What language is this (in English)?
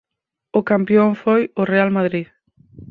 Galician